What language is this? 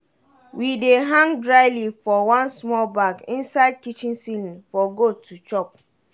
Nigerian Pidgin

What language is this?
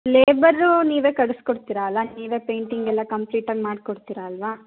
Kannada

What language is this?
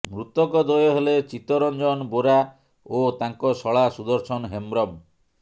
Odia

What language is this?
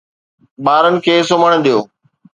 Sindhi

